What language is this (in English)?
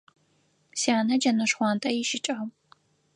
Adyghe